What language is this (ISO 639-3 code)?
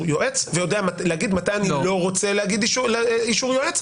heb